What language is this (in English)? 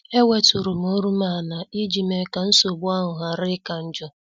Igbo